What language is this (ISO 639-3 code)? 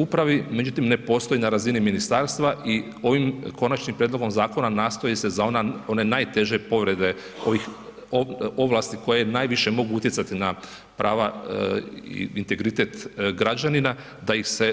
hrv